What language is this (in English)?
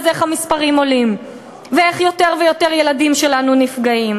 Hebrew